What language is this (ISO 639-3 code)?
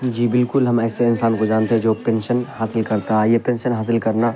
urd